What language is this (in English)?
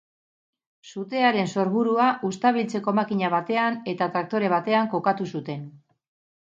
Basque